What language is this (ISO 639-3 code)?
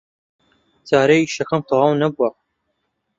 ckb